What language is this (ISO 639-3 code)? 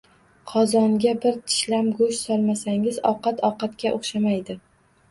uzb